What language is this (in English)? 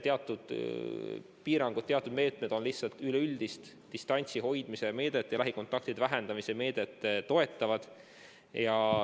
Estonian